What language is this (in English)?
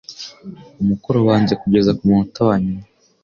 Kinyarwanda